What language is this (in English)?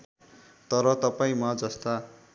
Nepali